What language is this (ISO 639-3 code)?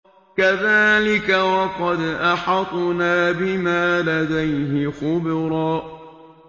ara